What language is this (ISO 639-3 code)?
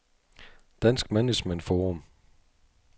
dan